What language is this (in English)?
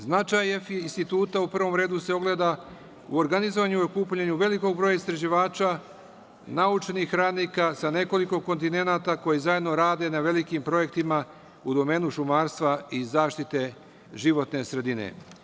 Serbian